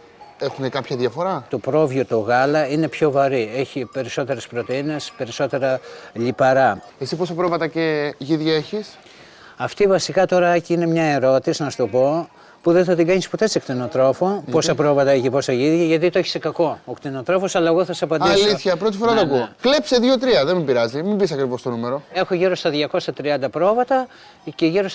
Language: Greek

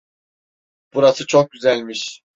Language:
Turkish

